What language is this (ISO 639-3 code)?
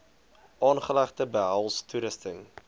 afr